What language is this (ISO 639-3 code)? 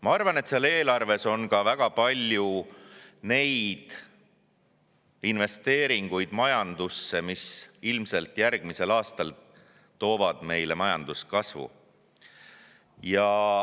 est